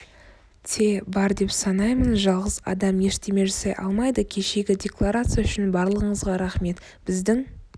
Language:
Kazakh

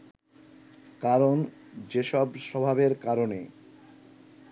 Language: Bangla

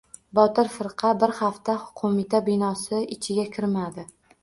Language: Uzbek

